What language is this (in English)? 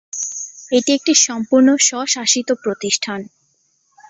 Bangla